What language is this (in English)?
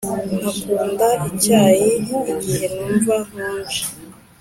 Kinyarwanda